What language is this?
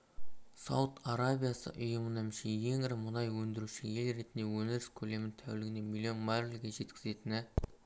Kazakh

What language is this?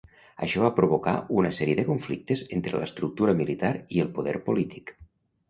Catalan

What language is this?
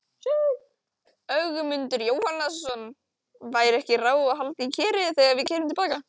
Icelandic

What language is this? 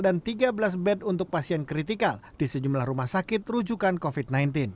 Indonesian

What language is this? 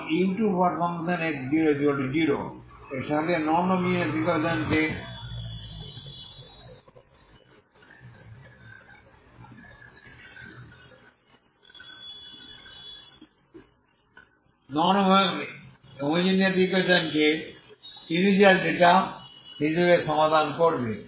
Bangla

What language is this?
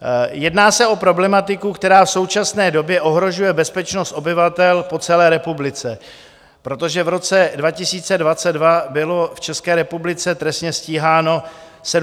Czech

